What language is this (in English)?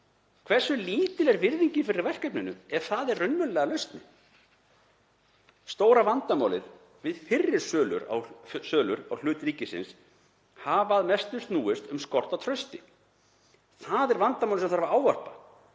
Icelandic